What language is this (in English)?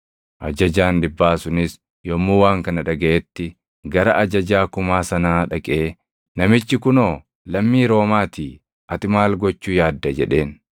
Oromo